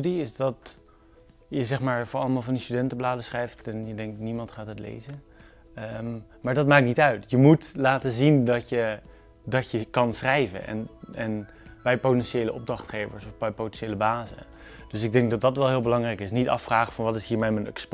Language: Dutch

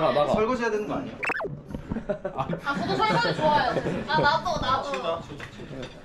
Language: Korean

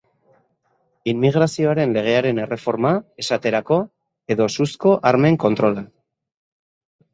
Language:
Basque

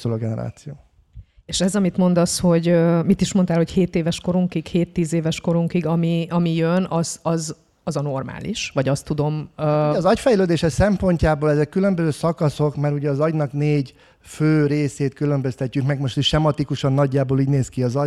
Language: Hungarian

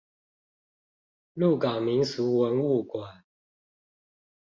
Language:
Chinese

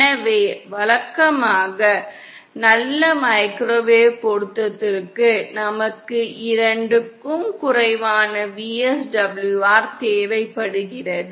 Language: Tamil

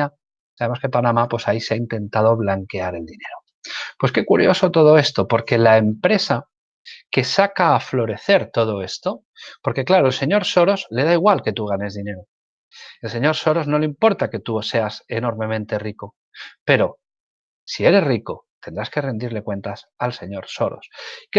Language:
Spanish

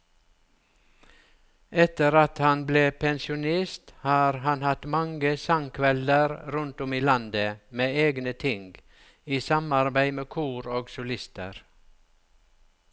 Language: Norwegian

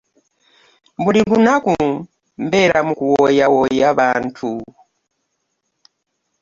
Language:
Ganda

